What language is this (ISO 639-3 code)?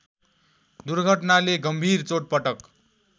nep